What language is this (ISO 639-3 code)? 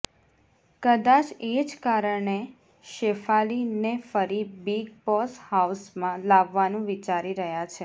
guj